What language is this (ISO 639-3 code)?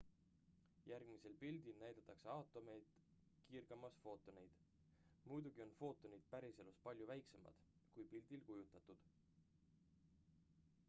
est